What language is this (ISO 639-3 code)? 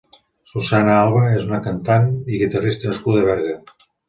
cat